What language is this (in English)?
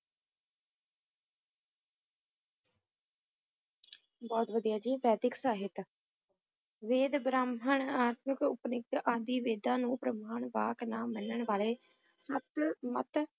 Punjabi